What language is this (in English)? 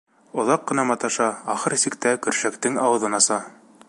Bashkir